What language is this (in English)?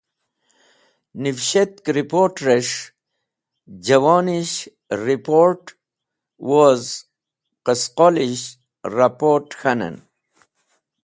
Wakhi